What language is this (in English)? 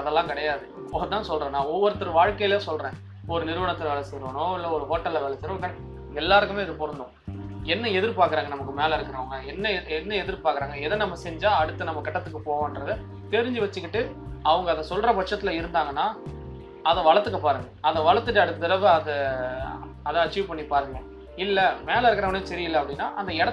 Tamil